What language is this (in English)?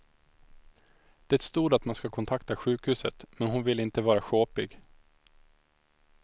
Swedish